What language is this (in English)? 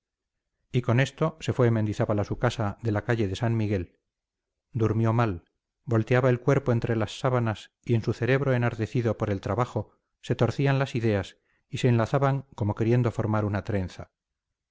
Spanish